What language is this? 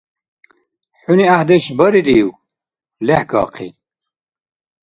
Dargwa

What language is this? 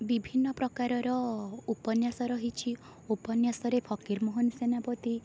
Odia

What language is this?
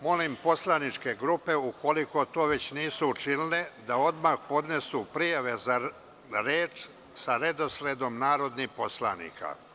Serbian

